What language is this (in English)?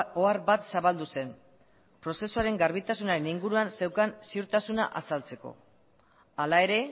Basque